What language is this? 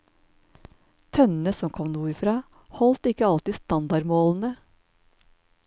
Norwegian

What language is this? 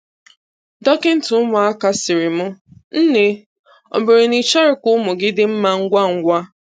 Igbo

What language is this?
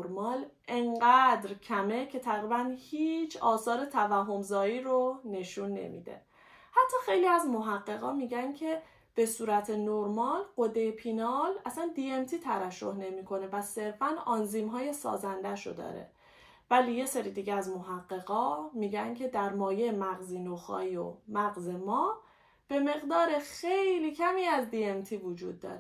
Persian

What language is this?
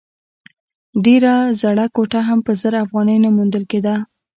Pashto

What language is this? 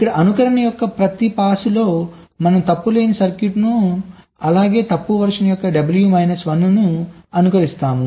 Telugu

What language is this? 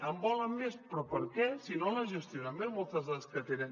Catalan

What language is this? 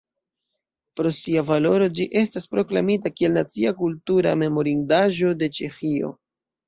Esperanto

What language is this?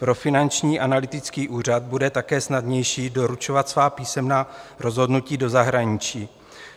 Czech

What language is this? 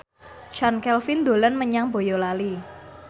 Javanese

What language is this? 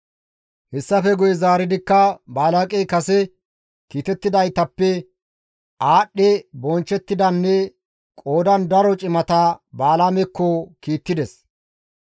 Gamo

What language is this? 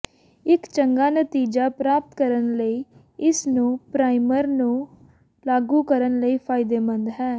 Punjabi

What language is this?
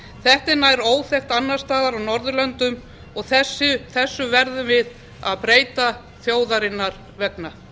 Icelandic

